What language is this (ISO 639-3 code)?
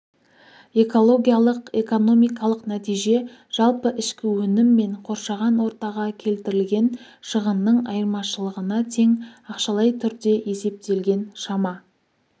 kaz